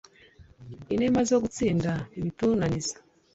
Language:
Kinyarwanda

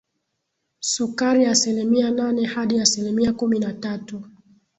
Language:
Swahili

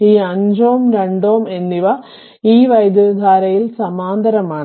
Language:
Malayalam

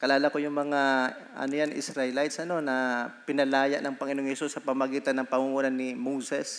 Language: Filipino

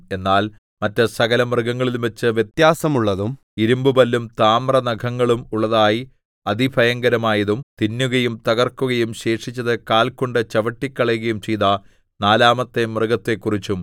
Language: Malayalam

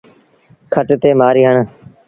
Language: Sindhi Bhil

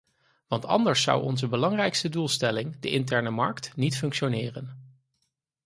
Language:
Dutch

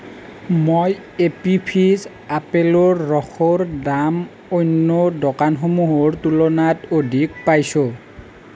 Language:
Assamese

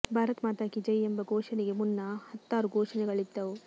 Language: Kannada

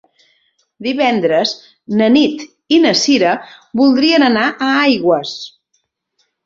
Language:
Catalan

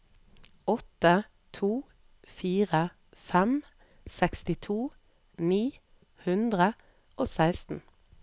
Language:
Norwegian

